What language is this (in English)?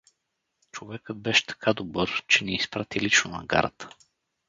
Bulgarian